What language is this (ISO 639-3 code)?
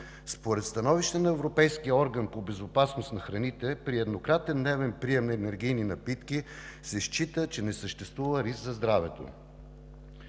bul